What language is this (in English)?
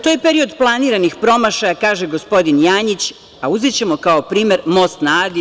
Serbian